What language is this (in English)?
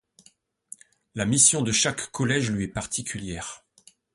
French